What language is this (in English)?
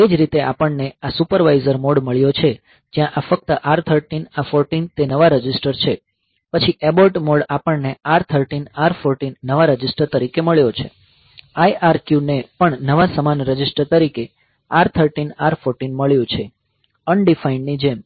Gujarati